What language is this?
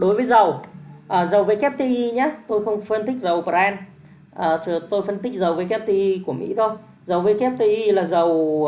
Vietnamese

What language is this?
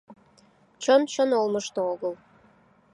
Mari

